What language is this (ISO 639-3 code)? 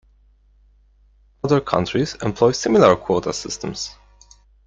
eng